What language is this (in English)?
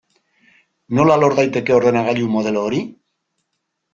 Basque